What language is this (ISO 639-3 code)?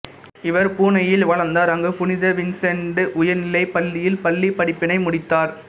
tam